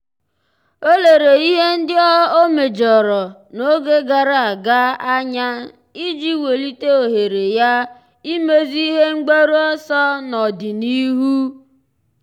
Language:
Igbo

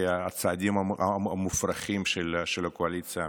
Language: Hebrew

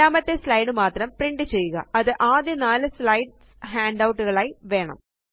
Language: Malayalam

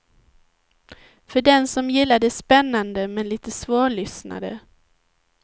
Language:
Swedish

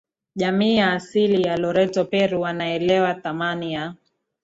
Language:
Swahili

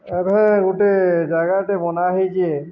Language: Odia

